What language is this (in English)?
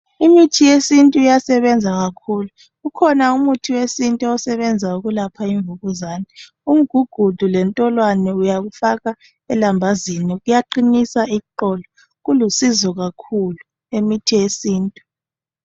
North Ndebele